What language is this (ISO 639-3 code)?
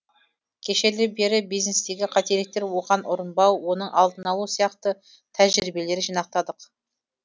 kaz